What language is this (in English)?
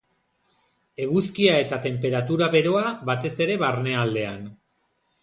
Basque